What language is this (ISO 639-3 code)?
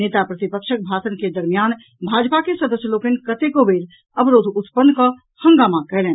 mai